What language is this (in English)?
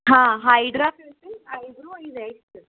Sindhi